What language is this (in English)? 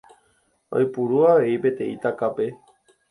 Guarani